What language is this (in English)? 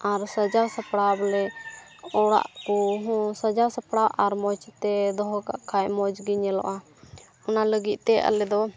Santali